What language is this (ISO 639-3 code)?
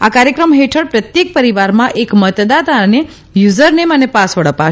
guj